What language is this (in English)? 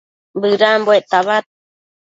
Matsés